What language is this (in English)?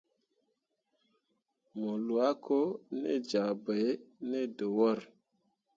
Mundang